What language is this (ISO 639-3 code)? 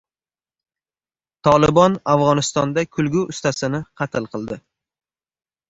uzb